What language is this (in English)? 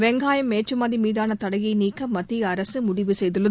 Tamil